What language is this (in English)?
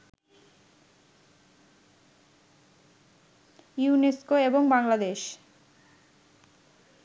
Bangla